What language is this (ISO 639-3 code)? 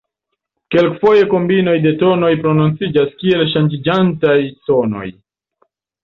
epo